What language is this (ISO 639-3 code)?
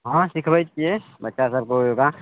mai